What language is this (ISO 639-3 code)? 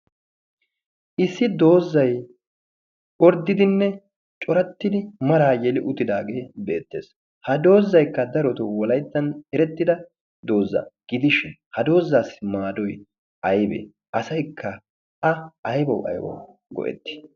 wal